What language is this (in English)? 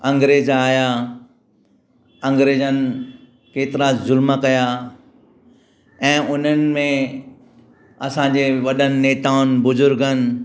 Sindhi